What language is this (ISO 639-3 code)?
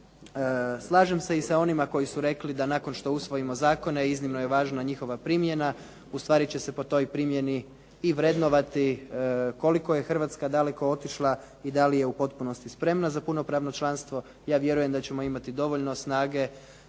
hrv